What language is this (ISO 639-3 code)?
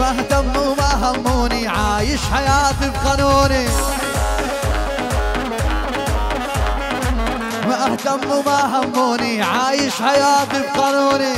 ara